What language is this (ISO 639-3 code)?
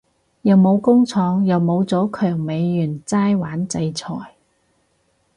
yue